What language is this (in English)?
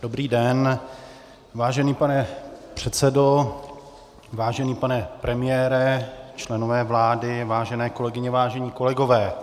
Czech